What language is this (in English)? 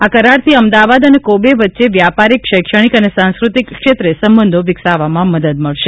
Gujarati